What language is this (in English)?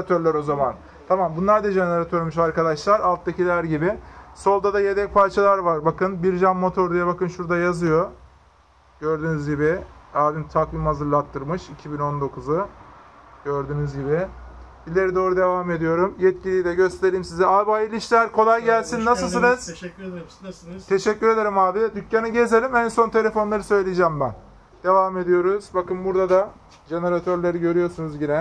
Turkish